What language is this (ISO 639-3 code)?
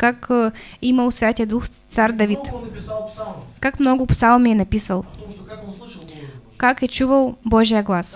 rus